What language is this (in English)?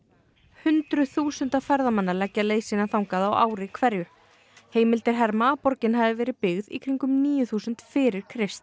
Icelandic